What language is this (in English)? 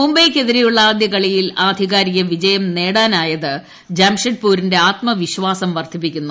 Malayalam